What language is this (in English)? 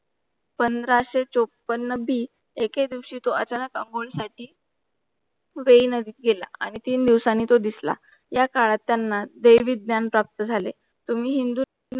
Marathi